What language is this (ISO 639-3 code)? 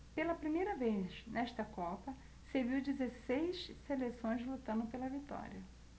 por